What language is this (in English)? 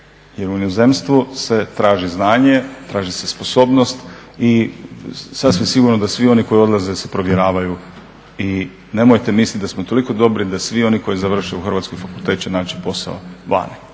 Croatian